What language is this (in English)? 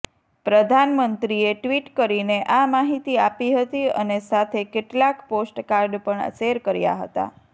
Gujarati